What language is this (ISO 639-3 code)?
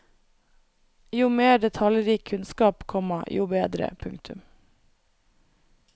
nor